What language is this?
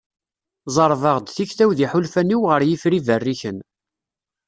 Kabyle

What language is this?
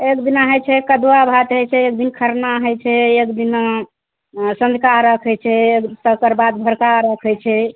Maithili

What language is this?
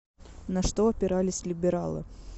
Russian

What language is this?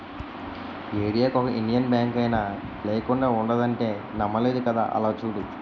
Telugu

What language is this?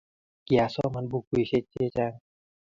Kalenjin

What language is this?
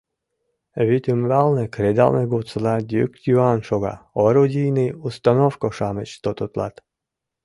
Mari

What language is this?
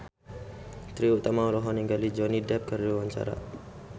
Sundanese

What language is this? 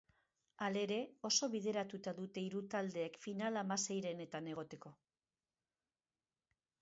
Basque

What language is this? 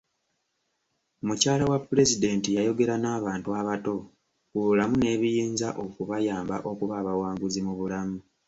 Ganda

